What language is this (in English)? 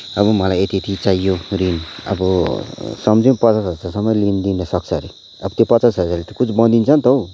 Nepali